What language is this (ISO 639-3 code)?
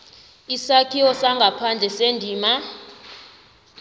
nbl